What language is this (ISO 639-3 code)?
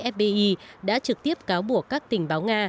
vie